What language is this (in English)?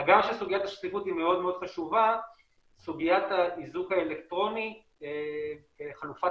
Hebrew